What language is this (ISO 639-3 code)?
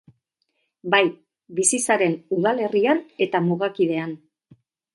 eus